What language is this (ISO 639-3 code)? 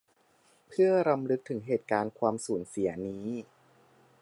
tha